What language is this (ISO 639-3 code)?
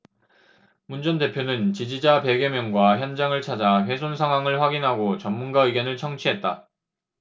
kor